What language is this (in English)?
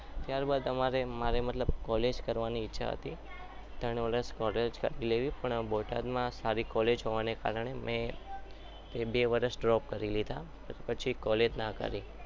Gujarati